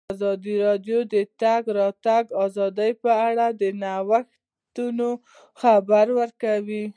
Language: Pashto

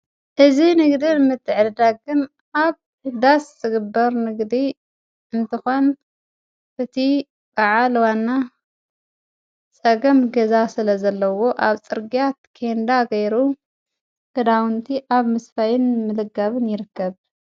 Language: Tigrinya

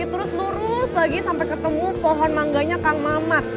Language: Indonesian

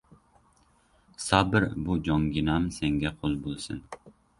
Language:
Uzbek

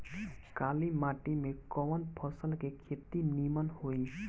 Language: Bhojpuri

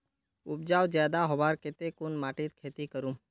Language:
Magahi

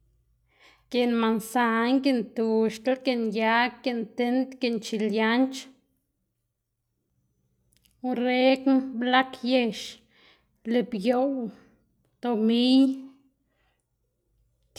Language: Xanaguía Zapotec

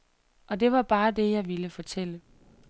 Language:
Danish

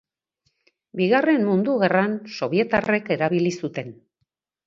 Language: Basque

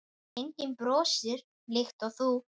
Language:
Icelandic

